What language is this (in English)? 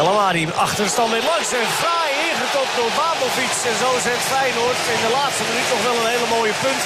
Dutch